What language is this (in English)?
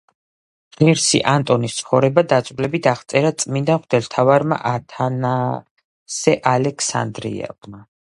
Georgian